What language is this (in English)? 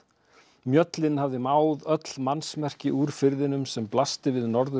Icelandic